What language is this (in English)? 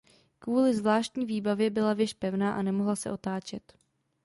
Czech